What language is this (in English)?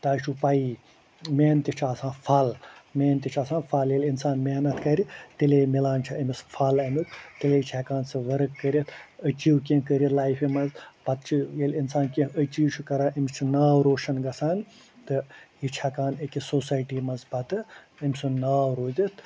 Kashmiri